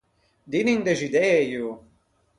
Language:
Ligurian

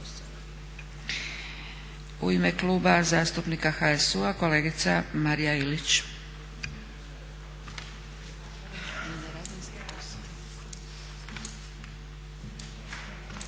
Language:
Croatian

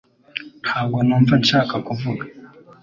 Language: Kinyarwanda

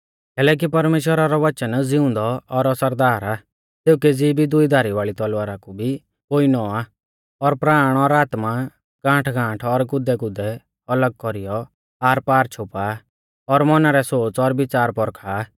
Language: Mahasu Pahari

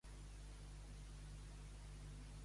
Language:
Catalan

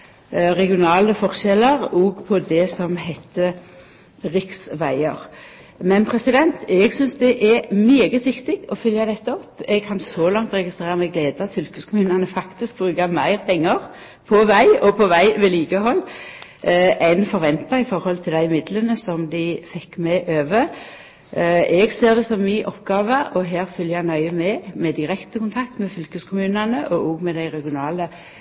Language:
Norwegian Nynorsk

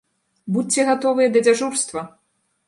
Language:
Belarusian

